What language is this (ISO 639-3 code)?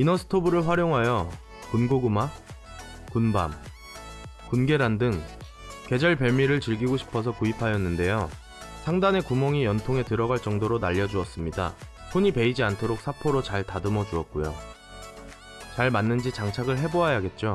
kor